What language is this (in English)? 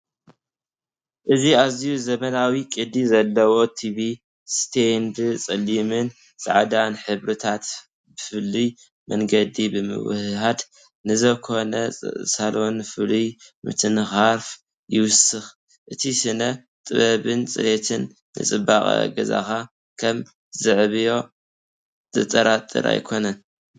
Tigrinya